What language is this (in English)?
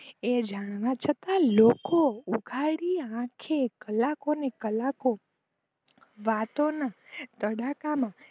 Gujarati